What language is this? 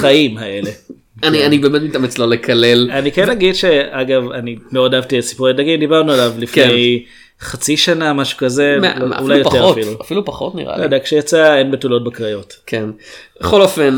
Hebrew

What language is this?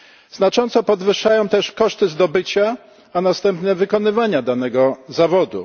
Polish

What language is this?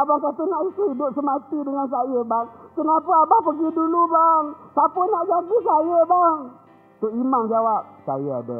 Malay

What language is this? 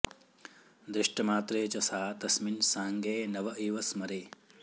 Sanskrit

